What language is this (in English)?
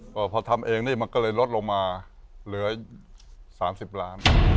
Thai